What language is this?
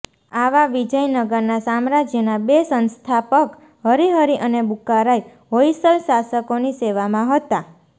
Gujarati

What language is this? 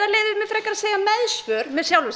Icelandic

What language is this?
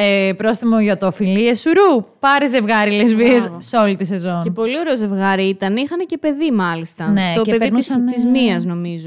Greek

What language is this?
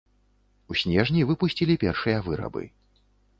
Belarusian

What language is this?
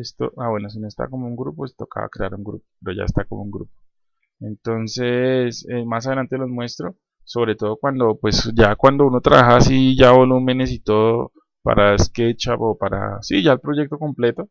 Spanish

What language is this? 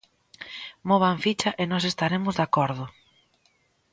Galician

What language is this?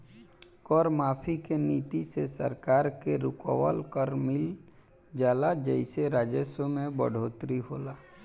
Bhojpuri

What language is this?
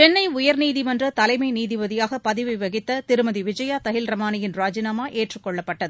Tamil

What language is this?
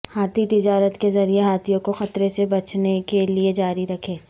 Urdu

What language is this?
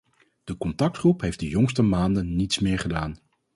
Dutch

